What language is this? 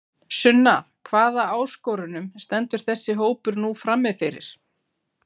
Icelandic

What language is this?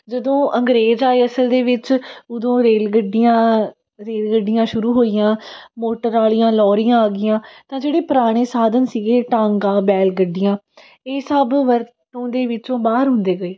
Punjabi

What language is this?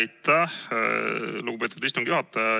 Estonian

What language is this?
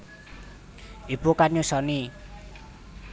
Javanese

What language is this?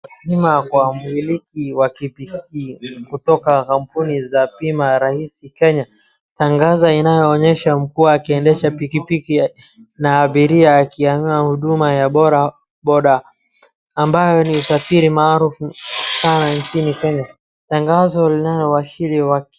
Swahili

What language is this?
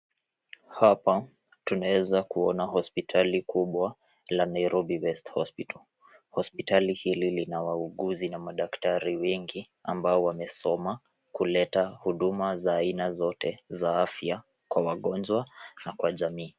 Swahili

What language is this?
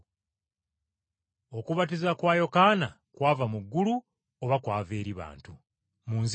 Ganda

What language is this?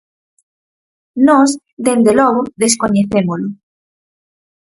Galician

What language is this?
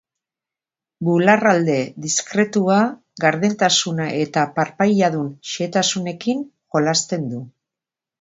Basque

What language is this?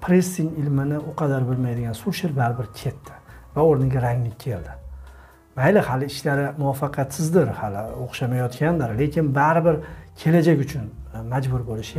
Turkish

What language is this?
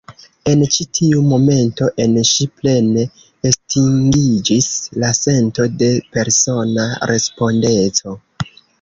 Esperanto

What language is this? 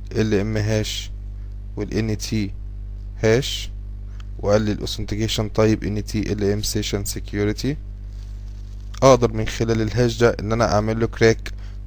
Arabic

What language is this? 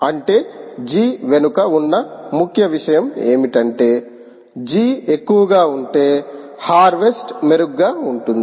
Telugu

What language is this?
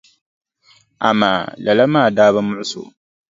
Dagbani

